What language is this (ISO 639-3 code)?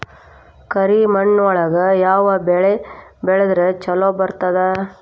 kan